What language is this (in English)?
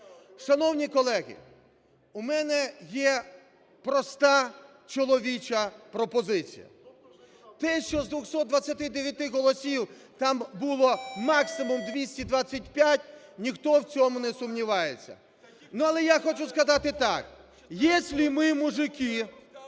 Ukrainian